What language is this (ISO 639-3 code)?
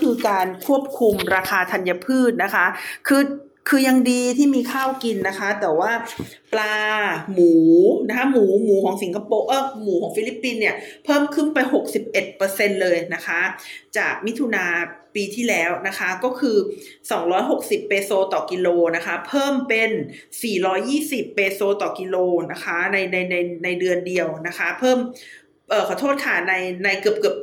tha